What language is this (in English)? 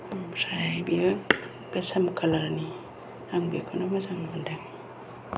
Bodo